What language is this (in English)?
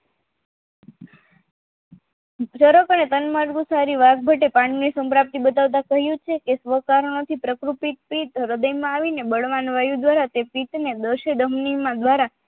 Gujarati